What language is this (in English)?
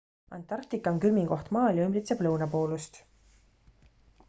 Estonian